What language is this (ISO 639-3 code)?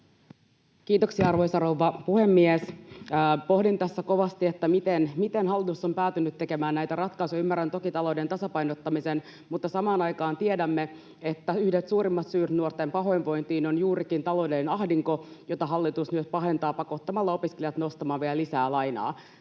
fin